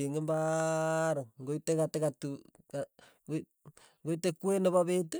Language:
Tugen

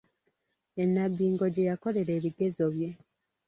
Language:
Ganda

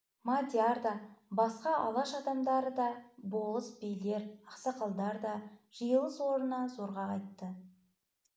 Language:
Kazakh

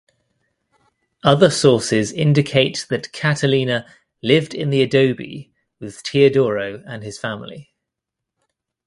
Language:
English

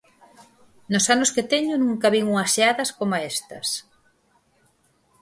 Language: Galician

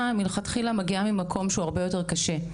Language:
Hebrew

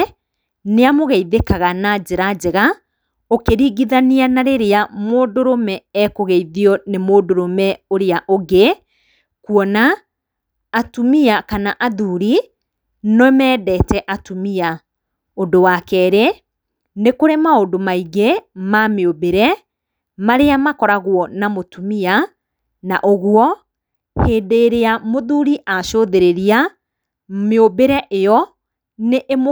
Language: Kikuyu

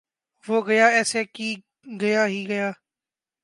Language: Urdu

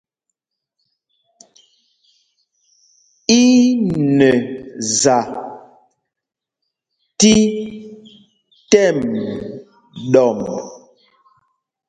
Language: Mpumpong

